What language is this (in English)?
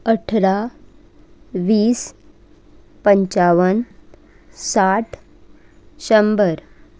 Konkani